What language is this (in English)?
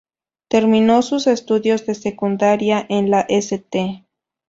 Spanish